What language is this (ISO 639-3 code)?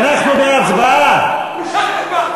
heb